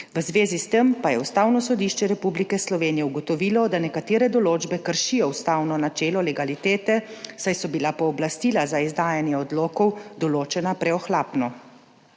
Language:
Slovenian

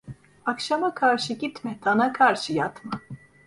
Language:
Turkish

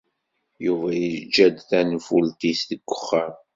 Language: Kabyle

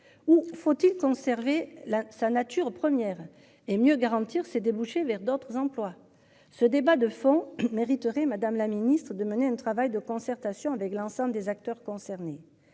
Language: French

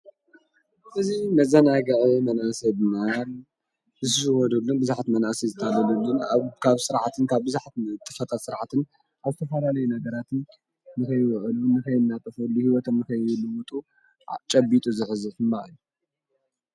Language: Tigrinya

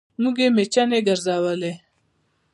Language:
Pashto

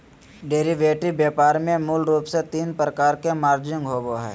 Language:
Magahi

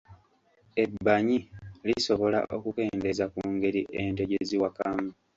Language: Ganda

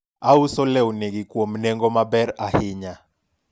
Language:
Luo (Kenya and Tanzania)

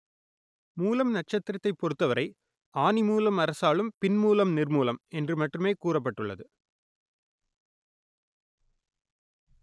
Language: Tamil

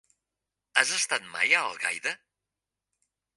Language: Catalan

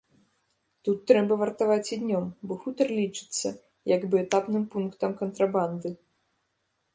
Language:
Belarusian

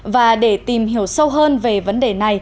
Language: Vietnamese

